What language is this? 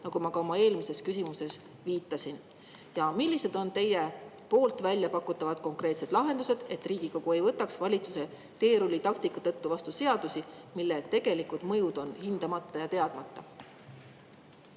Estonian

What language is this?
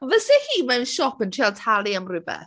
Welsh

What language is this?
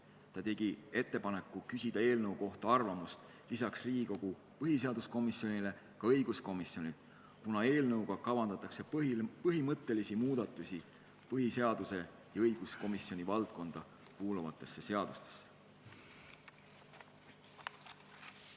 Estonian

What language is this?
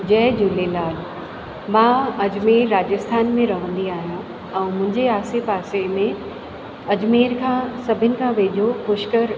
Sindhi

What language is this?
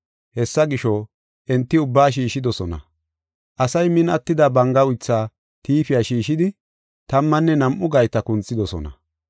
Gofa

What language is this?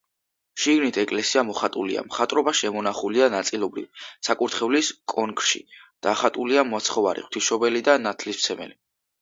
Georgian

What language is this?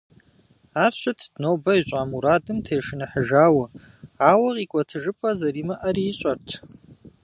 Kabardian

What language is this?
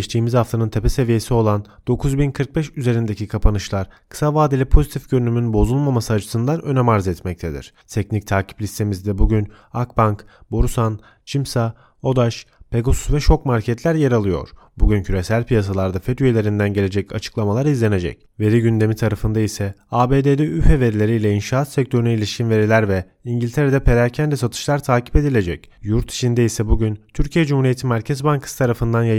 Turkish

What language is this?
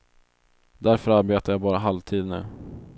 Swedish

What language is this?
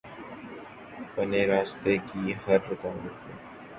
Urdu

